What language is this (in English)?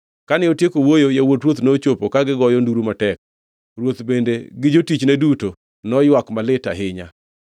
Luo (Kenya and Tanzania)